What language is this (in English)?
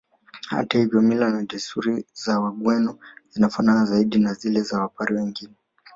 Swahili